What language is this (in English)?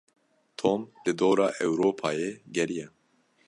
Kurdish